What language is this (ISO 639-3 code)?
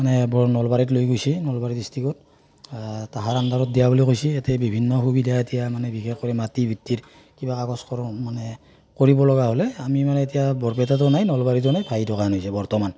asm